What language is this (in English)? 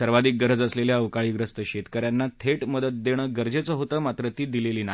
Marathi